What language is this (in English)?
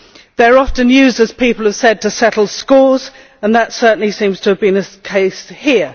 English